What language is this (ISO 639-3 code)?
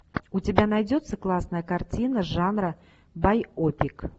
rus